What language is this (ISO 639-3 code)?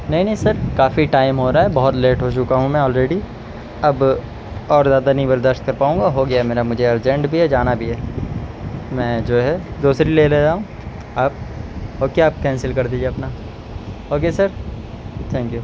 urd